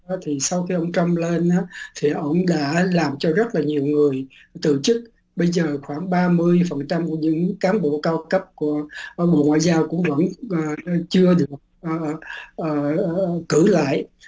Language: Vietnamese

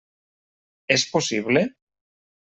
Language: Catalan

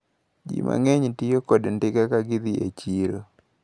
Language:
Luo (Kenya and Tanzania)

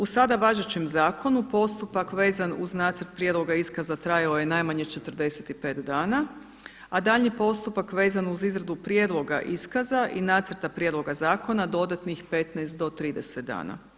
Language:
Croatian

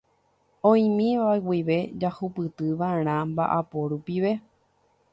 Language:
Guarani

